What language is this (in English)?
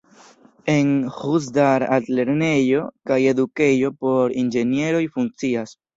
Esperanto